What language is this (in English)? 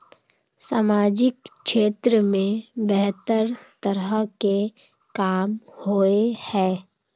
Magahi